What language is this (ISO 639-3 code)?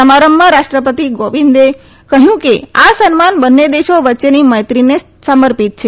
guj